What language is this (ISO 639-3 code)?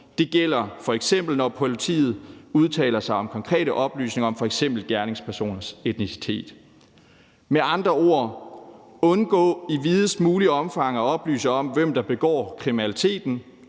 dan